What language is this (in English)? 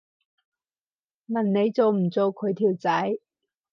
Cantonese